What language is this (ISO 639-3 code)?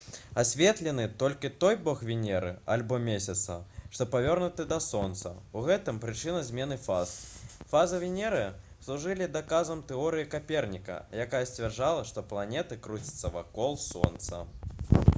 bel